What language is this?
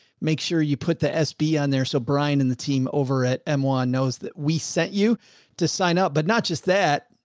English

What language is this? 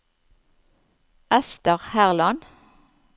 Norwegian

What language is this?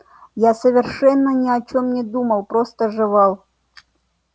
Russian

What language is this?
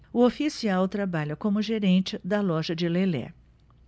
Portuguese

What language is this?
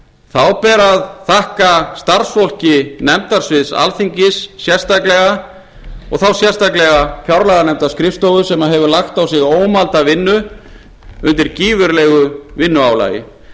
Icelandic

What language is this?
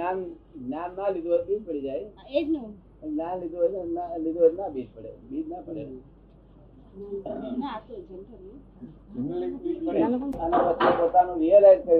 Gujarati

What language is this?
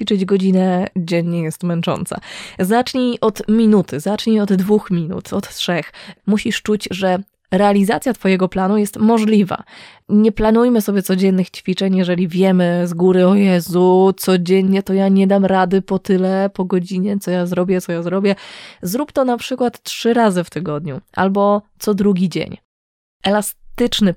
Polish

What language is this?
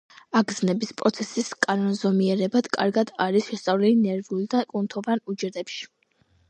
Georgian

